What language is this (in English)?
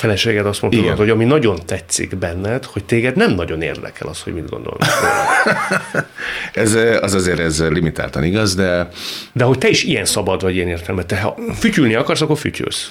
Hungarian